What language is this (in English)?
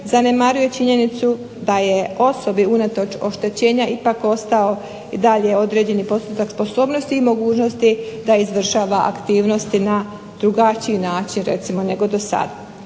Croatian